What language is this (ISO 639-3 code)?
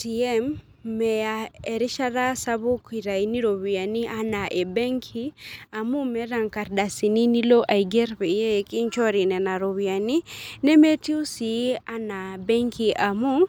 mas